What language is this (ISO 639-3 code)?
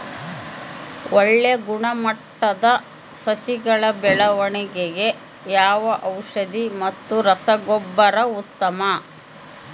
kan